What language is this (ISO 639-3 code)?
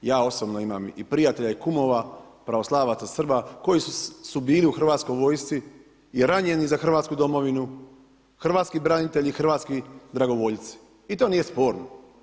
hrv